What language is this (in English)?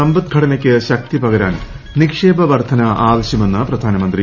Malayalam